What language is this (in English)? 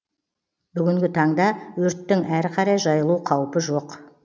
Kazakh